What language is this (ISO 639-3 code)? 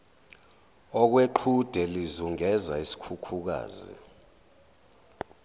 zul